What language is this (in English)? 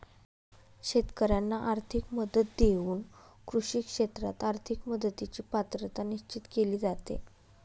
Marathi